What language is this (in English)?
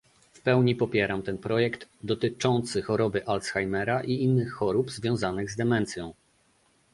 Polish